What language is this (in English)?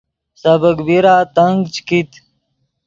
Yidgha